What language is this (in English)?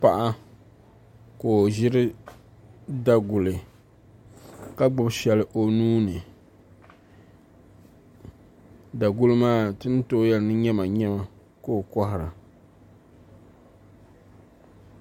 Dagbani